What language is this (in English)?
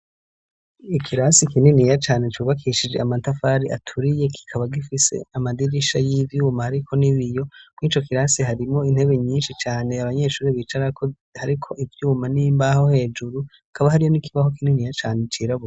Rundi